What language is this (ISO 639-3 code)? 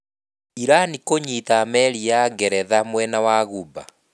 kik